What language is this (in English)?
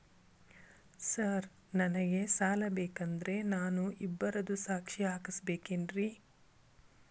Kannada